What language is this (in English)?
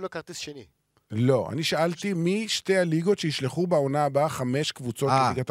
Hebrew